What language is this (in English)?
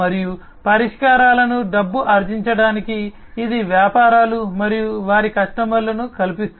Telugu